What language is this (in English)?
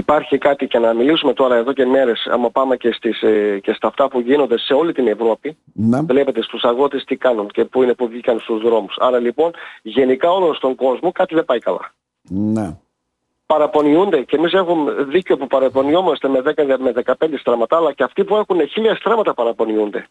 Greek